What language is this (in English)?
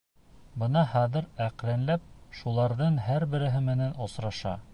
Bashkir